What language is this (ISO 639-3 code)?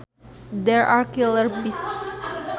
sun